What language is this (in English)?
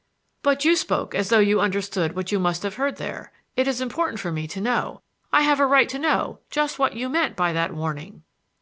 English